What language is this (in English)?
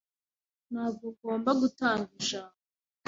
Kinyarwanda